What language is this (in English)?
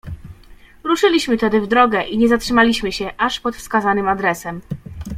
Polish